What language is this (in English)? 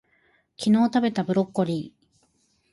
Japanese